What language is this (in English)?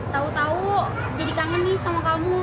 Indonesian